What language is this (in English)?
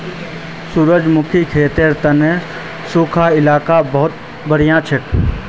Magahi